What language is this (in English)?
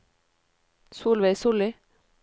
Norwegian